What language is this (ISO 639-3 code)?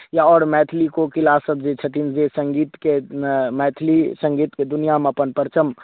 mai